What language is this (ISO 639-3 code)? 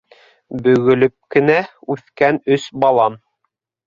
bak